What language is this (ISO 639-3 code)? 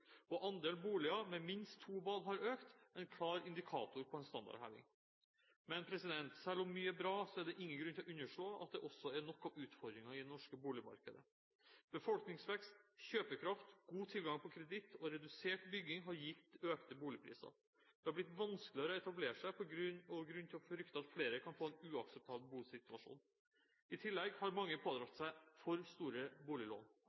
nob